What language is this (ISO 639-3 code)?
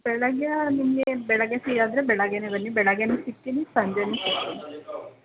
kan